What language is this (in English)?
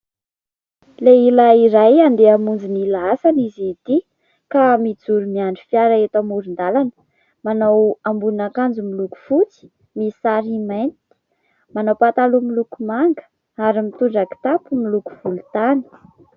Malagasy